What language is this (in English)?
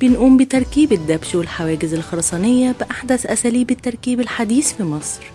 Arabic